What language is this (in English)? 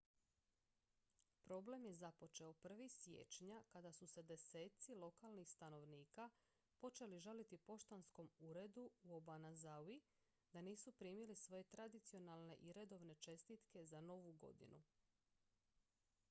Croatian